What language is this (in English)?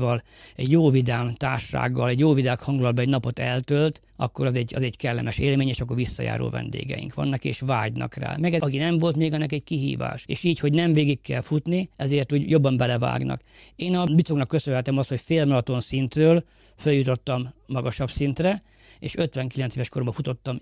Hungarian